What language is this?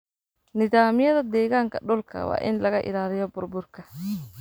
Somali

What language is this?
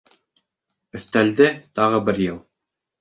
Bashkir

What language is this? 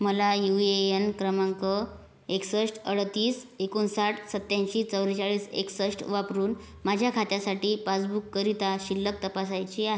Marathi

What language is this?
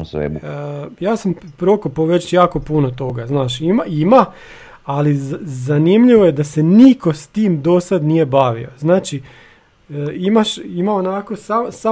Croatian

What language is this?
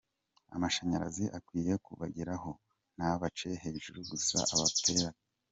Kinyarwanda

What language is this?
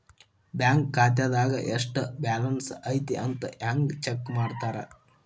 Kannada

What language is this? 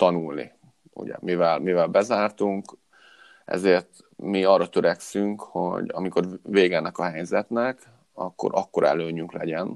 Hungarian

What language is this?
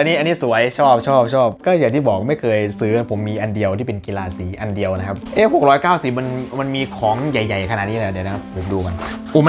Thai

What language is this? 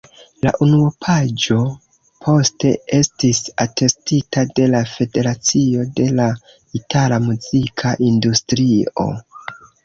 Esperanto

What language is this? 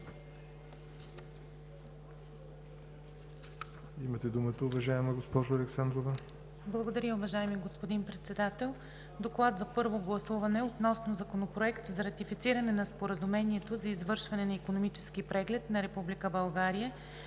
Bulgarian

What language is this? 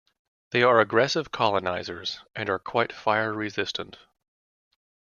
English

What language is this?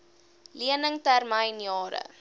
Afrikaans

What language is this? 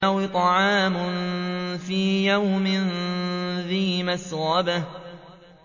Arabic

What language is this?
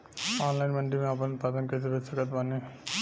Bhojpuri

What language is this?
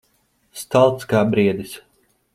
Latvian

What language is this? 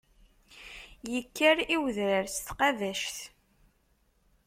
Kabyle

